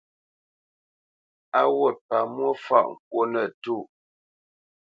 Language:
Bamenyam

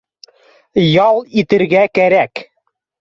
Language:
Bashkir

